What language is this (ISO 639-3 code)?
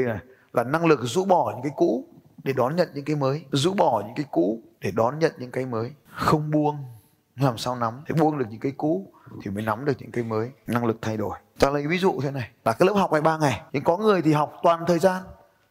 vie